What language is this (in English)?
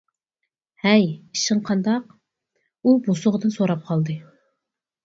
Uyghur